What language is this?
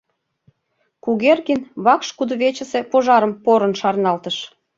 Mari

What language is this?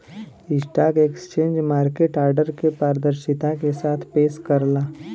Bhojpuri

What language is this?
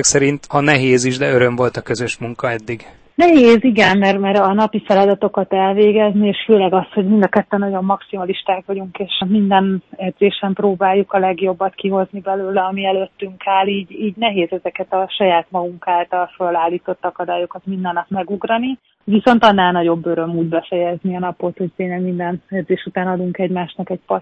Hungarian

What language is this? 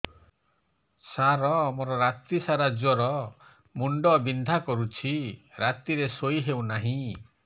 Odia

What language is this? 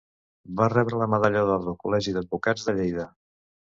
Catalan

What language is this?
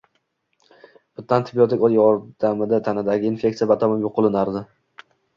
Uzbek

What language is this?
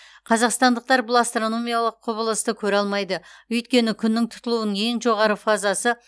Kazakh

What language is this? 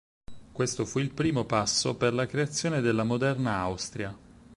Italian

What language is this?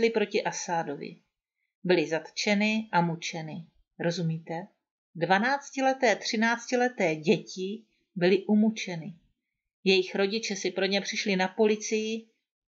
Czech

